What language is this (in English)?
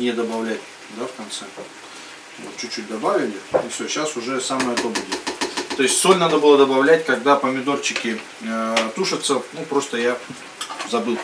Russian